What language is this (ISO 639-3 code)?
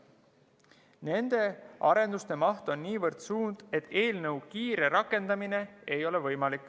est